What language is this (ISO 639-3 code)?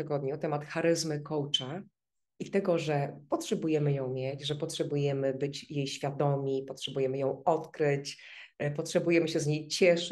pol